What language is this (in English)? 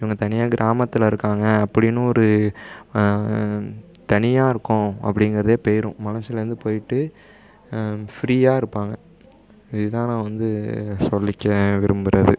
Tamil